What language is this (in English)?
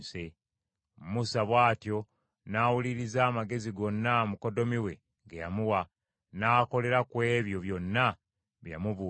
Ganda